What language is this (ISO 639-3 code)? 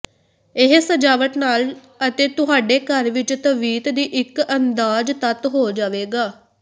pan